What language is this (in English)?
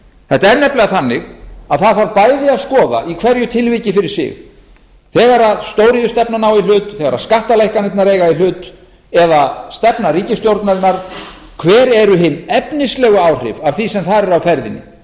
Icelandic